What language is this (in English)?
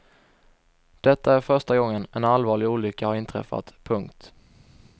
Swedish